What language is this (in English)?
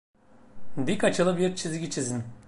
Turkish